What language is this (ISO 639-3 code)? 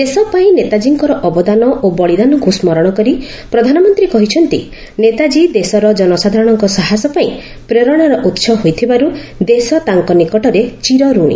ori